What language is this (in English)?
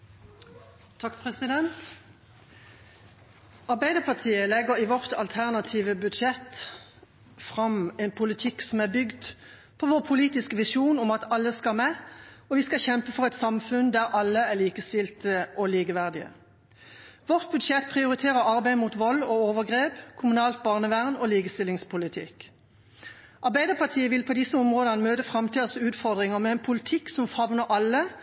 Norwegian Bokmål